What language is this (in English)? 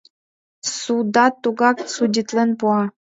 Mari